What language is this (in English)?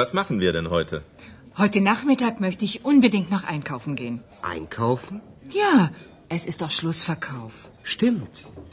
Bulgarian